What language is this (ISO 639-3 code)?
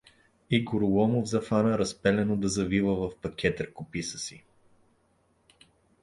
bul